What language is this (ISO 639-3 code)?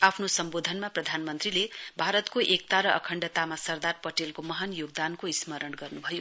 nep